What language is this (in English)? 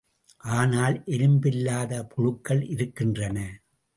Tamil